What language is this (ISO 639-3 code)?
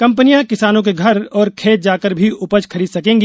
hin